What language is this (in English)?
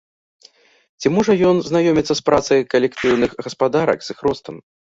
Belarusian